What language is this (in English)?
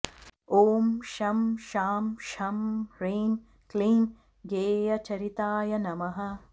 Sanskrit